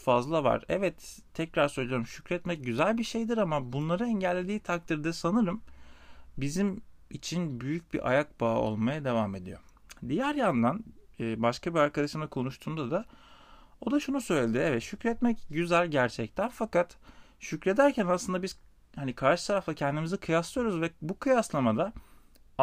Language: Turkish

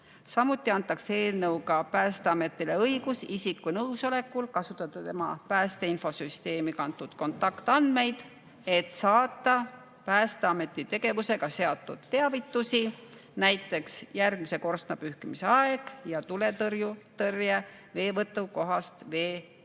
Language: Estonian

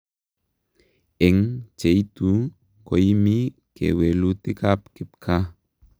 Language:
Kalenjin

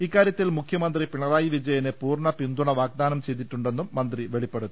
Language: Malayalam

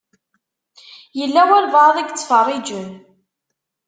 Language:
Kabyle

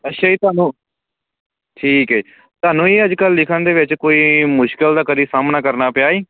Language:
Punjabi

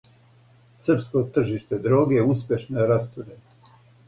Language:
Serbian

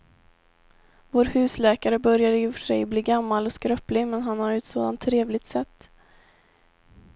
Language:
Swedish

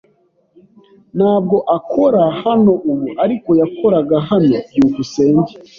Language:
Kinyarwanda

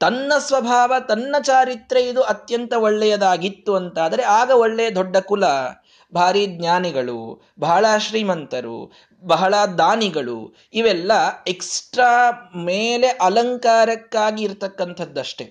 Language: Kannada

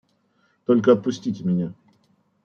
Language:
Russian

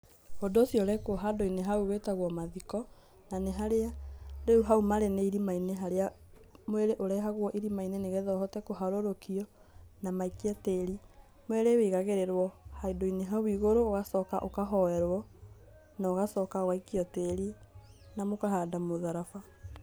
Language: Kikuyu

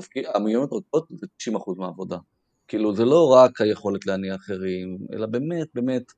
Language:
Hebrew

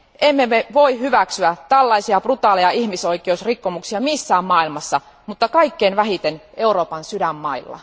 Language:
Finnish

